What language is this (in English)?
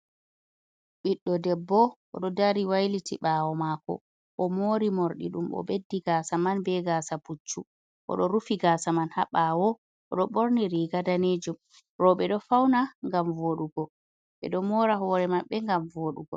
Fula